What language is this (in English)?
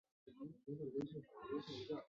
Chinese